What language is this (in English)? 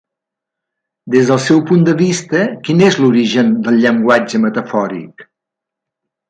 Catalan